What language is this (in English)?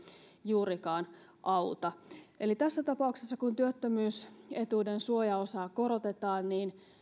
Finnish